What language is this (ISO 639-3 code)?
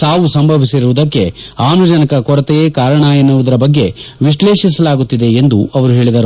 kan